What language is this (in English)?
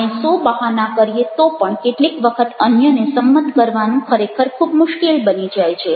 Gujarati